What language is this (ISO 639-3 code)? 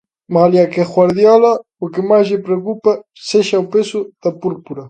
glg